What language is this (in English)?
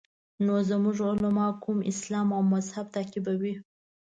Pashto